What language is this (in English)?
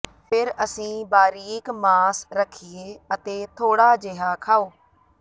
Punjabi